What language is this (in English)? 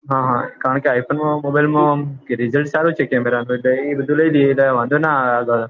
Gujarati